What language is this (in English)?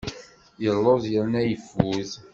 Kabyle